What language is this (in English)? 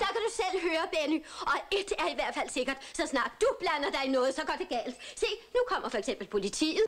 Danish